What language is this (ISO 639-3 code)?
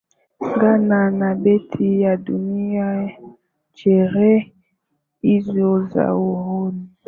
swa